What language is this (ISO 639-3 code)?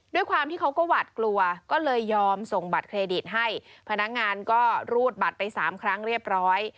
tha